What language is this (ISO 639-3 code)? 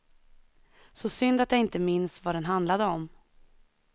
swe